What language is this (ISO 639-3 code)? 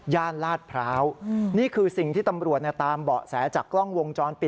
tha